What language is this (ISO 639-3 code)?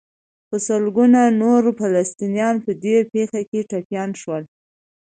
pus